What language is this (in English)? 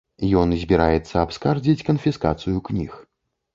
Belarusian